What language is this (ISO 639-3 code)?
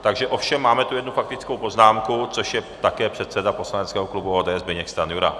ces